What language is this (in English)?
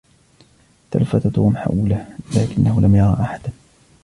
Arabic